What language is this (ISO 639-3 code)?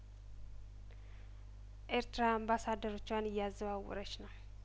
amh